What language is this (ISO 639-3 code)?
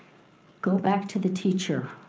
eng